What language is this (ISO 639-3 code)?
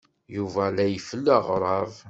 kab